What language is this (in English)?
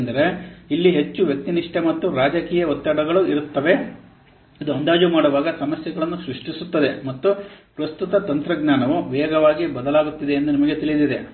Kannada